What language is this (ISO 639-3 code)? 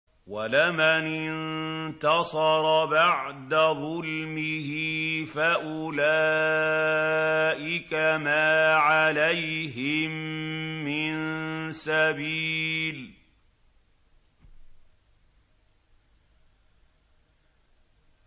ara